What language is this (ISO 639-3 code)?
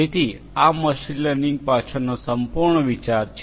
guj